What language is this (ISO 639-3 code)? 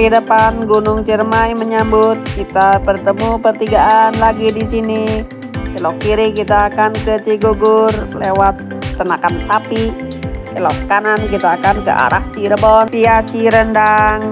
ind